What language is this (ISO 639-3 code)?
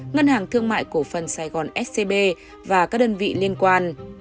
vie